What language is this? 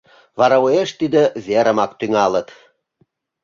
Mari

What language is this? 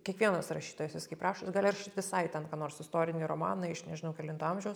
Lithuanian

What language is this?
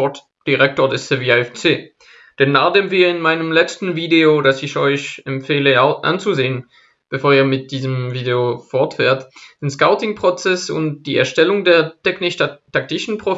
German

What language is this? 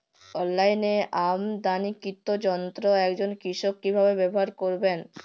Bangla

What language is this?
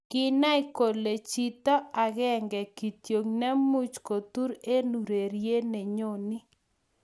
Kalenjin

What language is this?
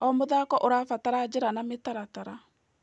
Kikuyu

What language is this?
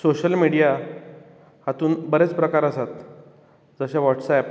Konkani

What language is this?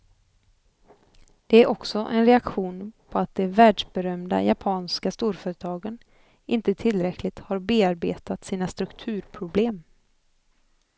Swedish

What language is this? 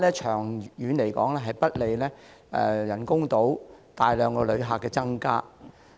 Cantonese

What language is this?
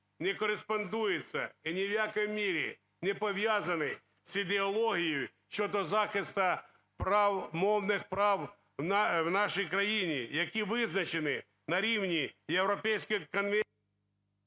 Ukrainian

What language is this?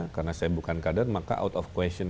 Indonesian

